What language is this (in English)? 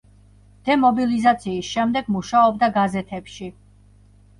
Georgian